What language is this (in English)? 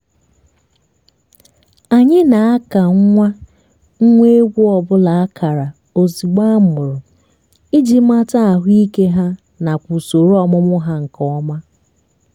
Igbo